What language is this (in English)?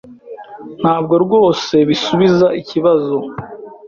Kinyarwanda